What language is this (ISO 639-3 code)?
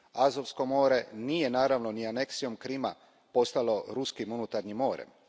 hrv